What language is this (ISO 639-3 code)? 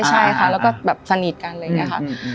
tha